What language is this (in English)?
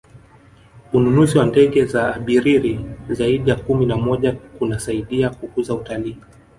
Swahili